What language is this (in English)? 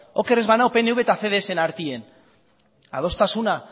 Basque